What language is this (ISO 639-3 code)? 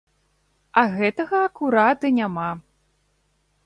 bel